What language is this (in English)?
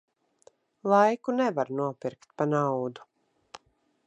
Latvian